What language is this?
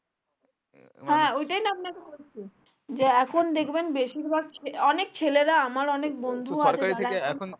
Bangla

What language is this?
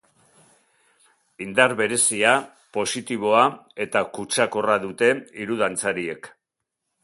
Basque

